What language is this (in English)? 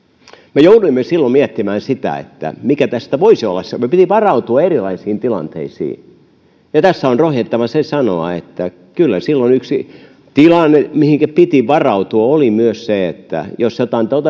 Finnish